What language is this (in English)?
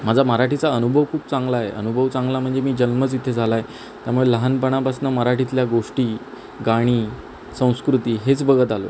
Marathi